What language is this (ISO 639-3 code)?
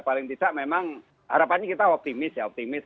ind